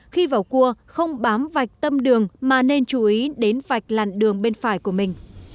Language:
Vietnamese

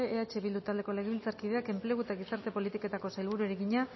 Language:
Basque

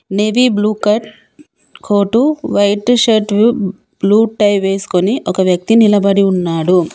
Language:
Telugu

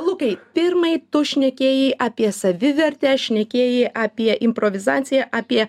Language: Lithuanian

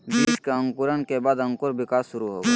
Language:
Magahi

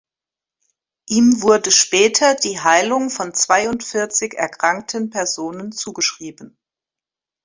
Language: German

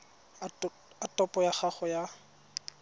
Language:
Tswana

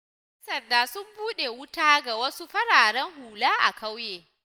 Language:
Hausa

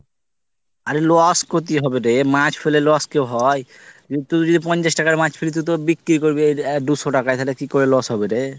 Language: Bangla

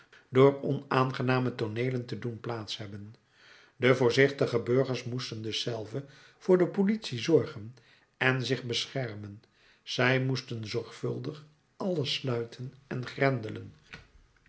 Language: Dutch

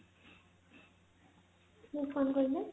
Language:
Odia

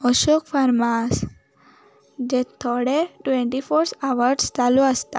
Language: Konkani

